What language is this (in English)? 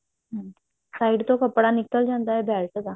Punjabi